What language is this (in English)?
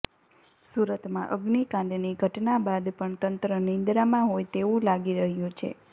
Gujarati